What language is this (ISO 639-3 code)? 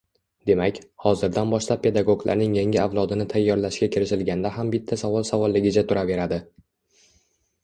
uzb